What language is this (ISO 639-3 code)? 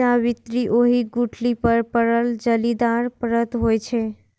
mai